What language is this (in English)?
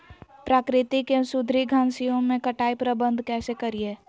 Magahi